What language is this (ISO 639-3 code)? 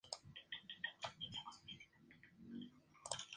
spa